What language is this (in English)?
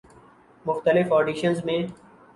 Urdu